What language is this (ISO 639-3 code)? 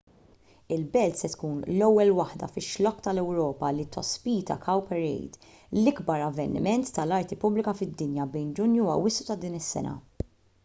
mlt